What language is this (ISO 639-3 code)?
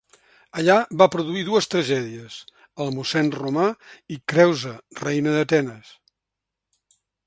cat